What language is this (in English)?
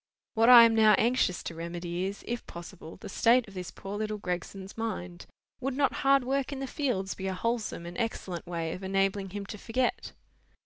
English